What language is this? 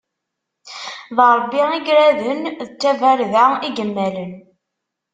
Kabyle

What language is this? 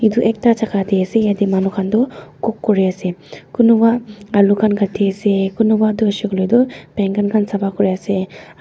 Naga Pidgin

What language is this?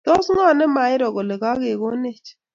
Kalenjin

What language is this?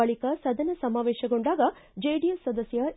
Kannada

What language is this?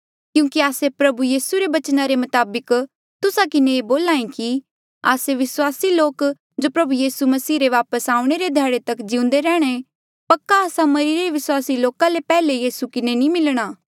Mandeali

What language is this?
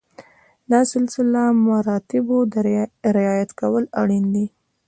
Pashto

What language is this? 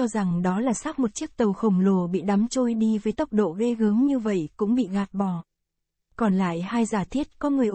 Vietnamese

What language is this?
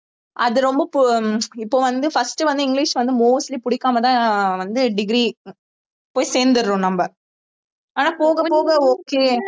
Tamil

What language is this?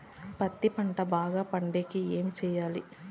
Telugu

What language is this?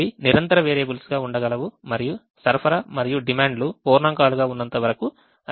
Telugu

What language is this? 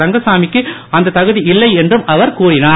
Tamil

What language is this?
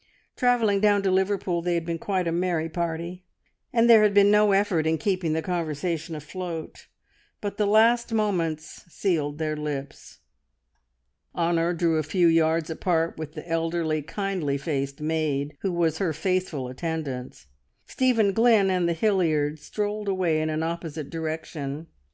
English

